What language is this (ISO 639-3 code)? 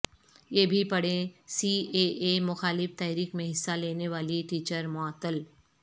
urd